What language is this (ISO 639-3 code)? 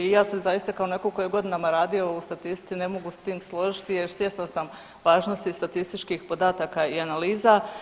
hrv